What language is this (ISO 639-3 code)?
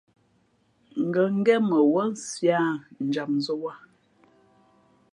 fmp